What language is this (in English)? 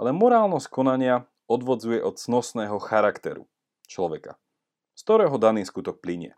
Slovak